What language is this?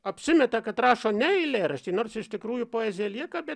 Lithuanian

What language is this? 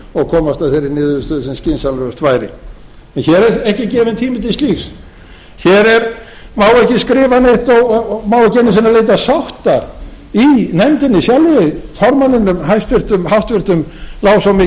Icelandic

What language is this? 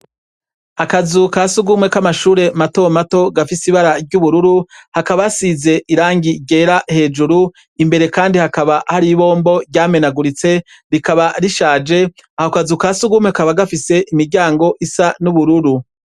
Rundi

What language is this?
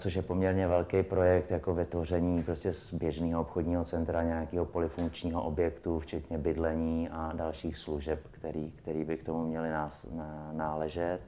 Czech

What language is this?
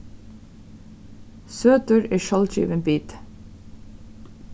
Faroese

